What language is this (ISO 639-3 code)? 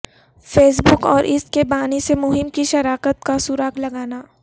urd